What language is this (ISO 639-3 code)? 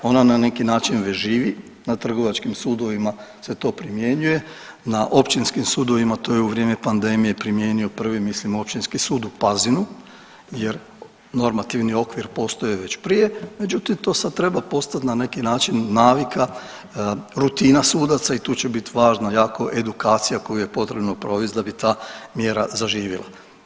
hrv